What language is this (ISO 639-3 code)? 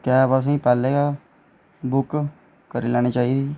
doi